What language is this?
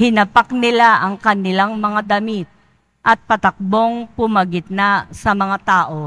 Filipino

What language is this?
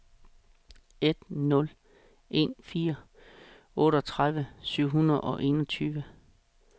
Danish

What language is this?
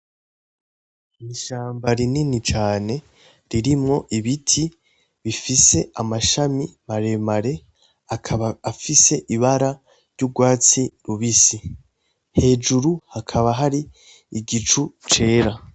Rundi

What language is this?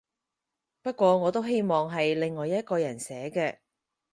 Cantonese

